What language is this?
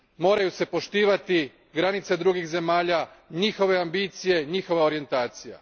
Croatian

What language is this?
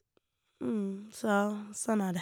Norwegian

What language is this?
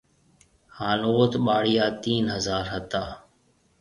Marwari (Pakistan)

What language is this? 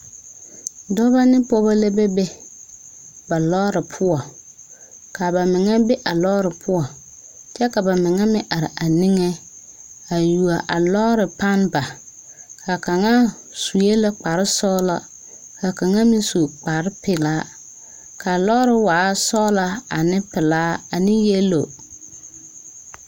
Southern Dagaare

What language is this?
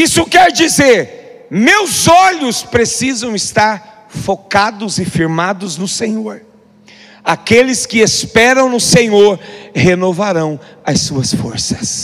Portuguese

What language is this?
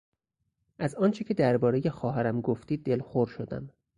Persian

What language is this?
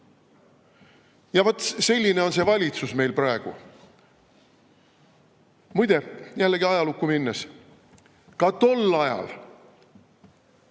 Estonian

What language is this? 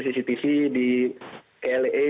Indonesian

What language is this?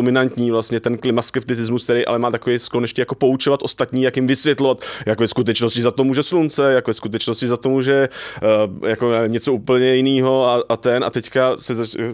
Czech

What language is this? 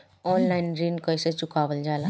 Bhojpuri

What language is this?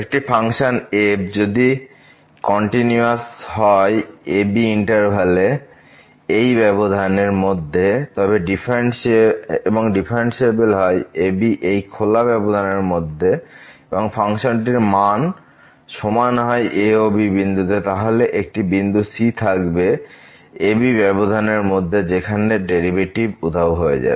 Bangla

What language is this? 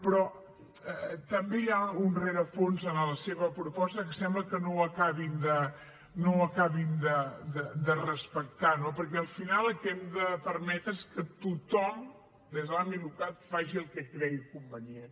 Catalan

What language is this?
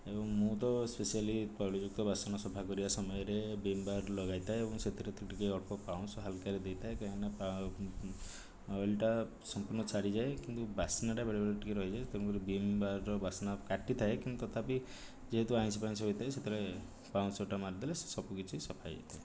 Odia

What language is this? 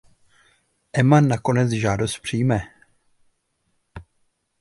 Czech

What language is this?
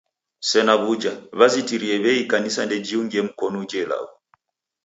Taita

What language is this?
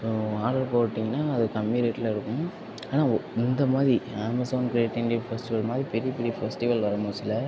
Tamil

